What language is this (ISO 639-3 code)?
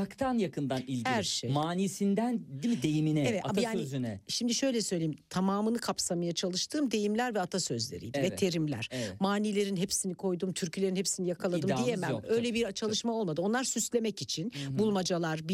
tur